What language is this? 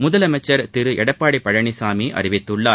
Tamil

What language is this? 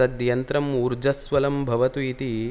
Sanskrit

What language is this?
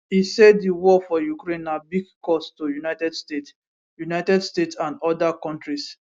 Nigerian Pidgin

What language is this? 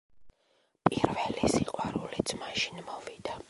Georgian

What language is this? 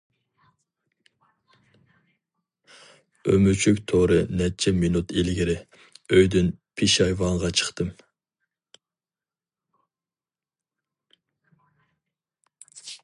Uyghur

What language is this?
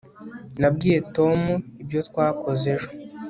Kinyarwanda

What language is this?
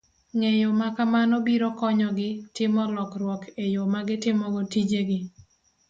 Luo (Kenya and Tanzania)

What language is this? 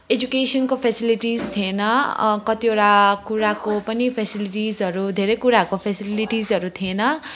Nepali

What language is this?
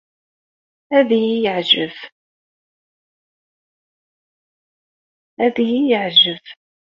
Kabyle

